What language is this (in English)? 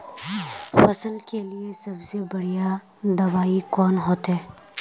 Magahi